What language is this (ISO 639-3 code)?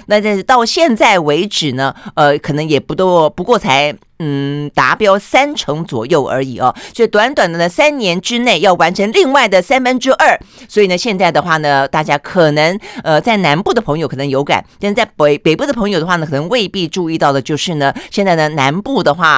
zho